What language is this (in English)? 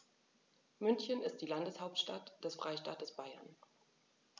German